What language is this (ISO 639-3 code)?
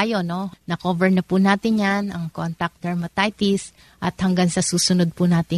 fil